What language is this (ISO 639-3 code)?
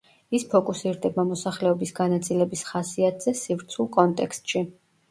kat